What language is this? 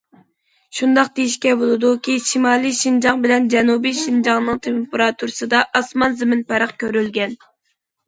Uyghur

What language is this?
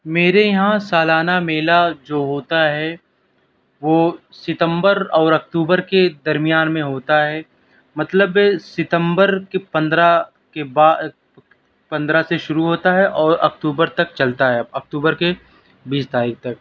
Urdu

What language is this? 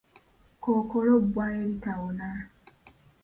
Ganda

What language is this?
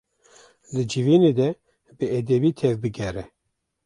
Kurdish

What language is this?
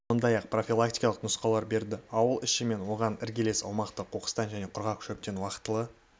Kazakh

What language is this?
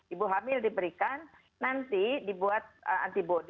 Indonesian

